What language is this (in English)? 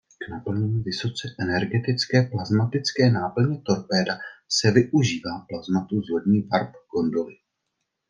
Czech